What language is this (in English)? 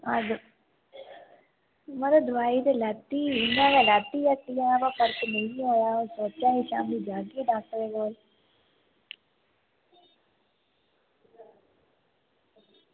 Dogri